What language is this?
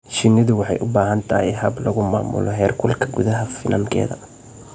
Somali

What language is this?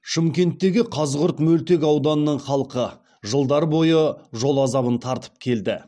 Kazakh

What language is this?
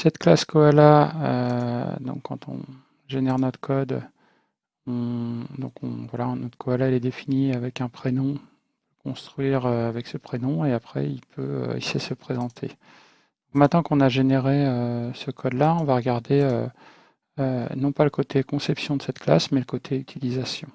French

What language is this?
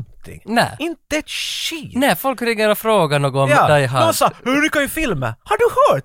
Swedish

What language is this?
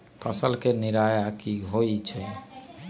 Magahi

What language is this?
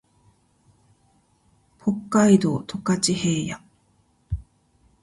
Japanese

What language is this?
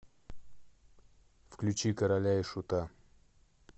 Russian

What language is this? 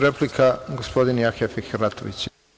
Serbian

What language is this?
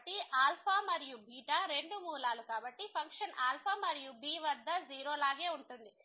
Telugu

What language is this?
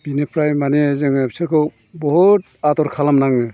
Bodo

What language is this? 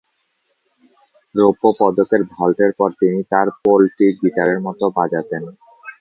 Bangla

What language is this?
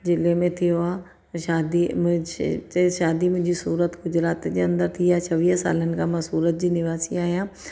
Sindhi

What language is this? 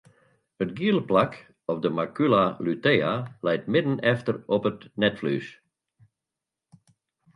Western Frisian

